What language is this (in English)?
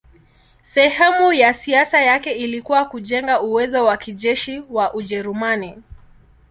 Swahili